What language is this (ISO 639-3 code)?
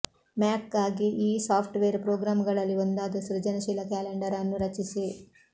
kan